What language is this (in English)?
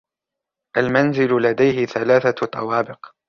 Arabic